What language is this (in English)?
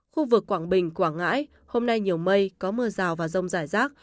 Vietnamese